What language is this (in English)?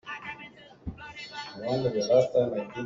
Hakha Chin